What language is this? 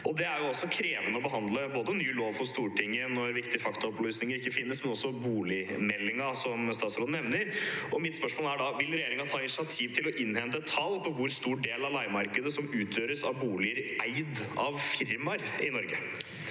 Norwegian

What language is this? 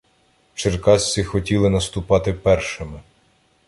Ukrainian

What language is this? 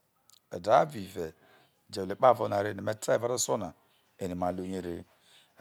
Isoko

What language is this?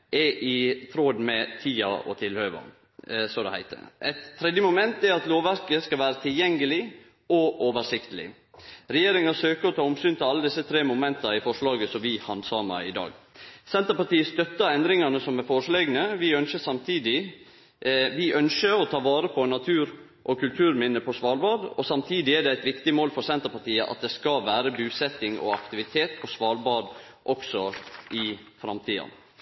Norwegian Nynorsk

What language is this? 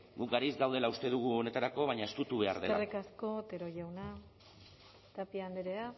Basque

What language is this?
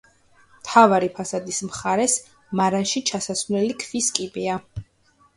Georgian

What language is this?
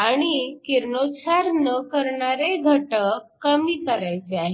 Marathi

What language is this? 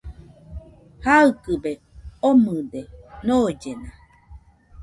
Nüpode Huitoto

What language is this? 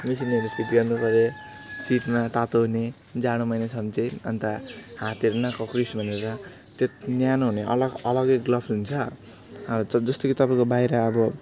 Nepali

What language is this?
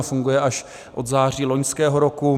Czech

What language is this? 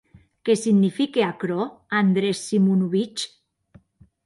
Occitan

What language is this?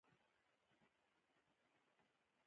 Pashto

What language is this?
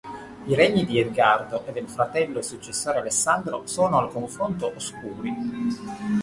Italian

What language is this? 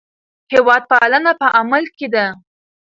Pashto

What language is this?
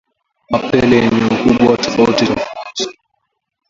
Swahili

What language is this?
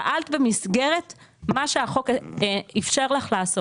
Hebrew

